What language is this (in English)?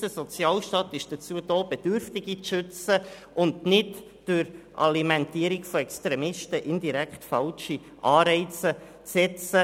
Swiss German